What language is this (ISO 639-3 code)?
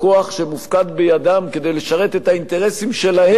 heb